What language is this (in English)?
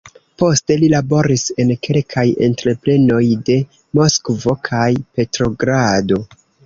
Esperanto